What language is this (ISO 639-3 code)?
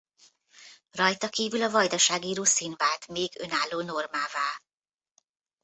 hun